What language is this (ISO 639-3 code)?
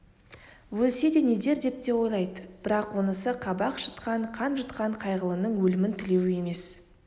kaz